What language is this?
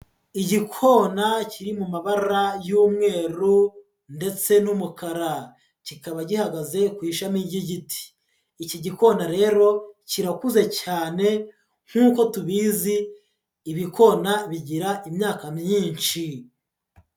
Kinyarwanda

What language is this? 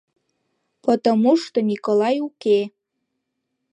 Mari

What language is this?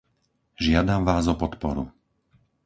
Slovak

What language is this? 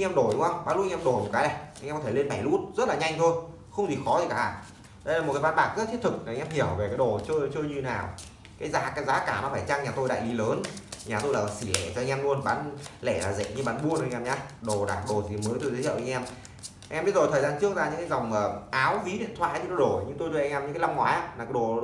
Vietnamese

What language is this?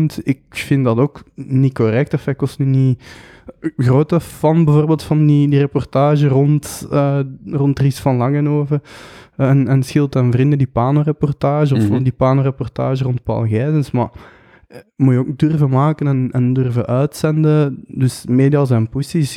Dutch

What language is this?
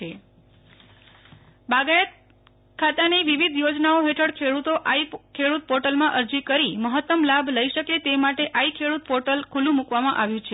Gujarati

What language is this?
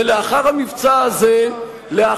Hebrew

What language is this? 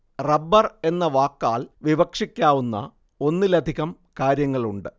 Malayalam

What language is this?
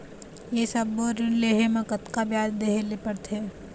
Chhattisgarhi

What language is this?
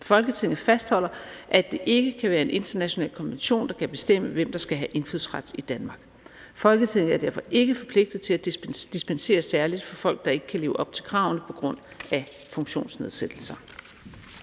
Danish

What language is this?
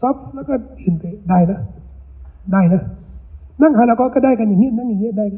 Thai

